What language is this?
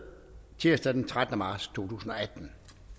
Danish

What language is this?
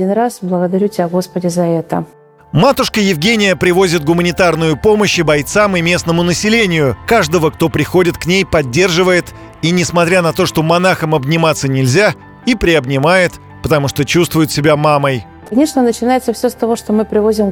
Russian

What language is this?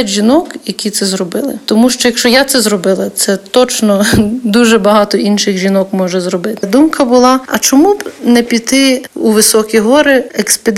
Ukrainian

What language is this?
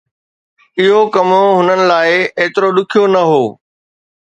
Sindhi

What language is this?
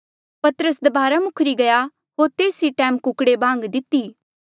Mandeali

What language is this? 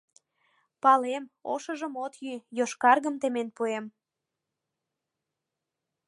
Mari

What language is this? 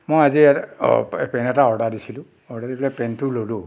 Assamese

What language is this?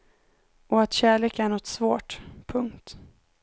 Swedish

